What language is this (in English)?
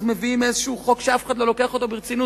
Hebrew